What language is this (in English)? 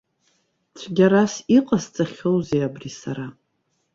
Abkhazian